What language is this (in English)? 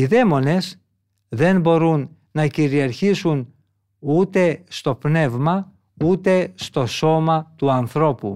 Greek